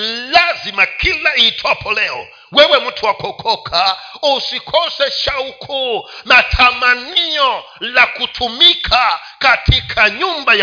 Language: Swahili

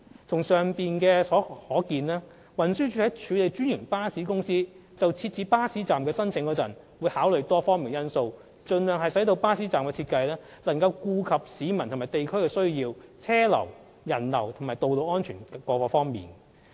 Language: Cantonese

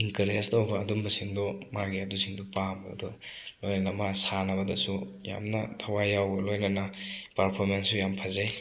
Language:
Manipuri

